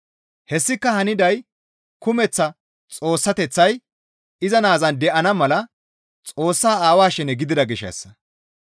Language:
Gamo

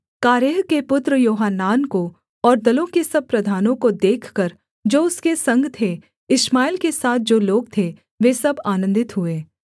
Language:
Hindi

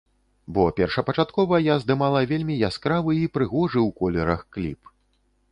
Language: Belarusian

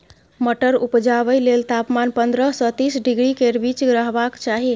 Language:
Maithili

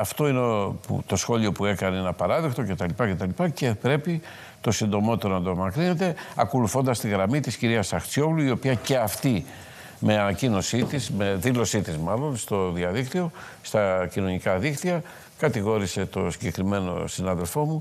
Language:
Greek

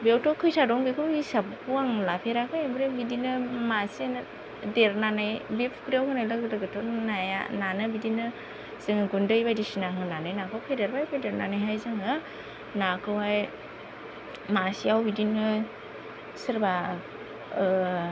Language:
Bodo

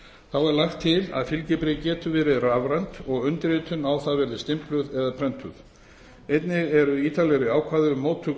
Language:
Icelandic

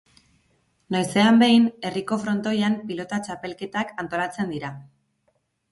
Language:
Basque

